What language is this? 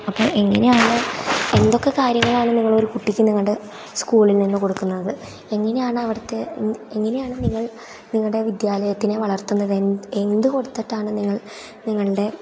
Malayalam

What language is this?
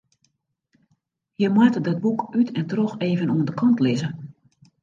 Western Frisian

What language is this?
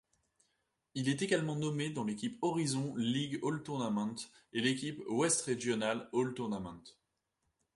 French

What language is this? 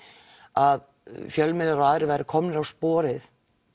Icelandic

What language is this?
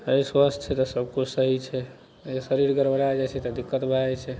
Maithili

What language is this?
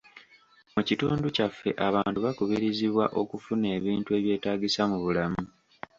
Ganda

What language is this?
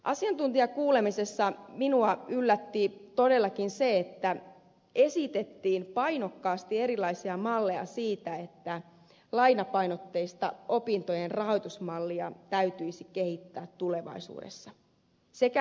Finnish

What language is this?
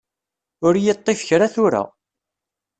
Kabyle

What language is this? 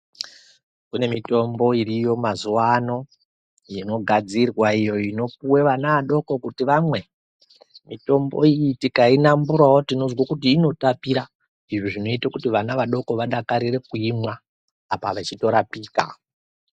Ndau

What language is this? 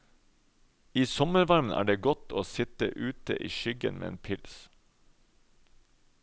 Norwegian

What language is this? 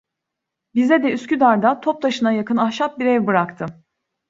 Turkish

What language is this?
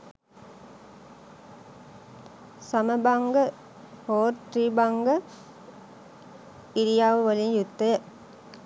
Sinhala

